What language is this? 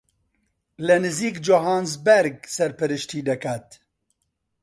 Central Kurdish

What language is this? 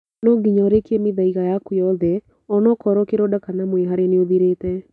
Kikuyu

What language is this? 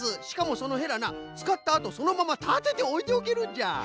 Japanese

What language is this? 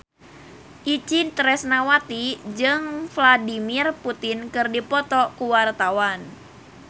Sundanese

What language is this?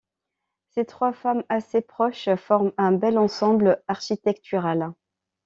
French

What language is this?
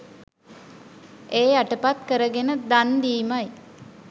Sinhala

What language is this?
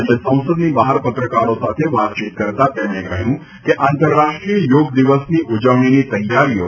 Gujarati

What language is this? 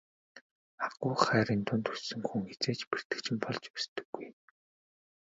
Mongolian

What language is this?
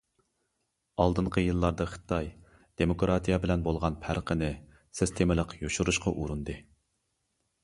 Uyghur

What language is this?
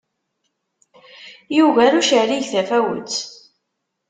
Kabyle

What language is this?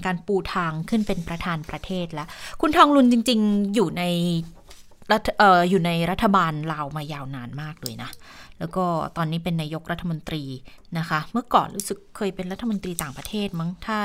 Thai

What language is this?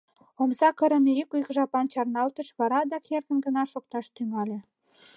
Mari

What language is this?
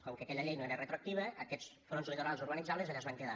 Catalan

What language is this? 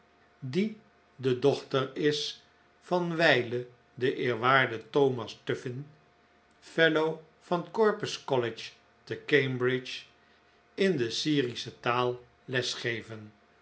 Dutch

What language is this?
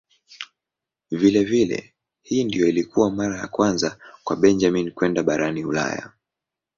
Swahili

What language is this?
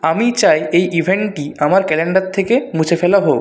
Bangla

